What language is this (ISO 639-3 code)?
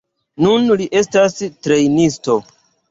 epo